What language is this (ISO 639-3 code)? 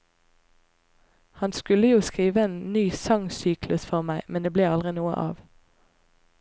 nor